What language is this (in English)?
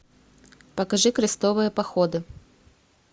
Russian